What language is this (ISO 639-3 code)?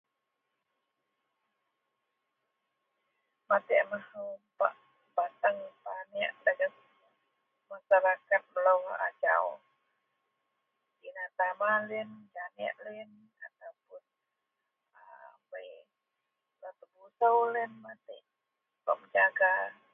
mel